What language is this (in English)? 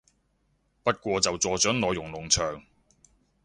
Cantonese